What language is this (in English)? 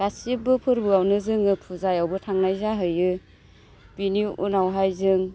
Bodo